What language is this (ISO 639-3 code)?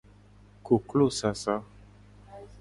gej